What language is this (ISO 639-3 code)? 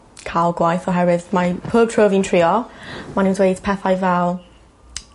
cym